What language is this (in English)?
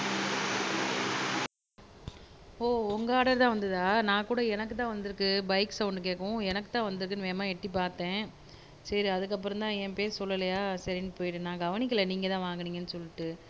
Tamil